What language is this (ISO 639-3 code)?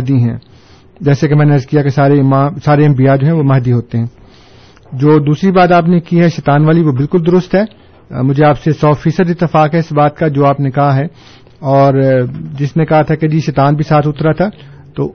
urd